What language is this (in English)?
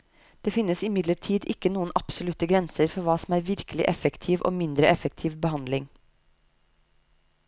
Norwegian